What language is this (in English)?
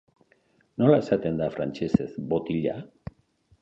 Basque